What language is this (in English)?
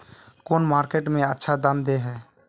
Magahi